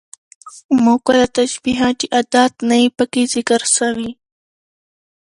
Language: Pashto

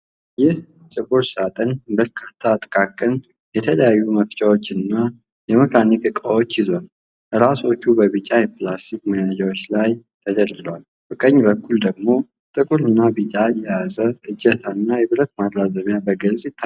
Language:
Amharic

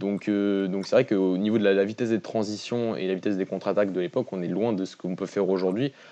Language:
French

